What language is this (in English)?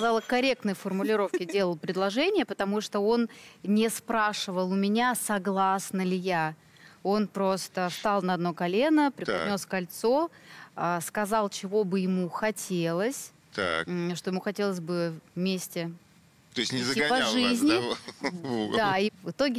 Russian